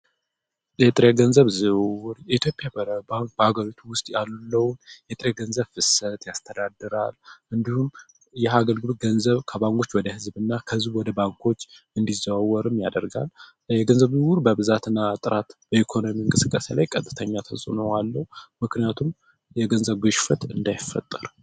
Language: Amharic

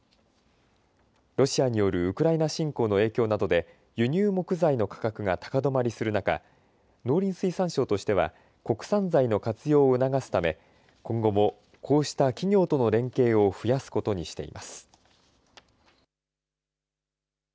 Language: Japanese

